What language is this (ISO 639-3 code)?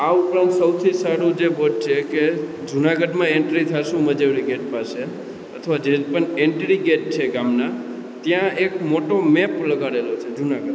guj